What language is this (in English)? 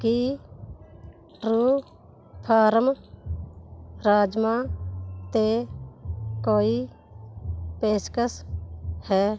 Punjabi